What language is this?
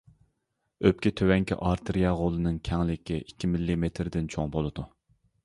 Uyghur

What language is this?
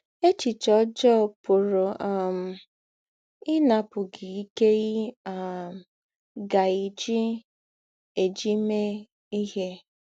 Igbo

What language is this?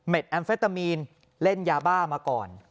Thai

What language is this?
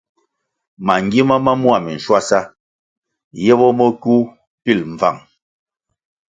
Kwasio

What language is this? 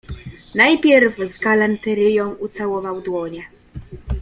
Polish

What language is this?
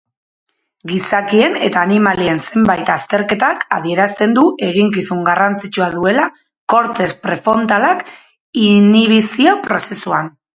Basque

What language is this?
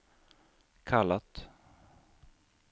Swedish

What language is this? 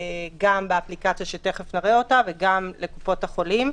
Hebrew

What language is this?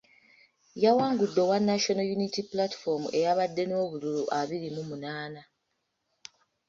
Ganda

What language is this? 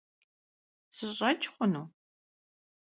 Kabardian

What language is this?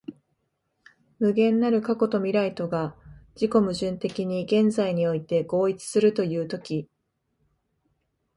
Japanese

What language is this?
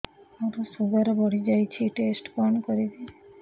Odia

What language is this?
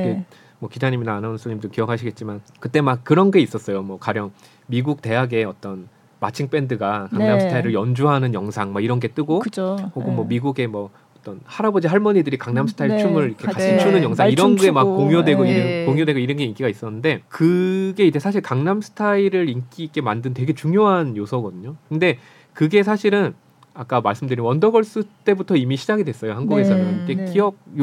Korean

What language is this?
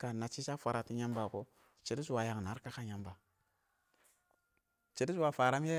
Awak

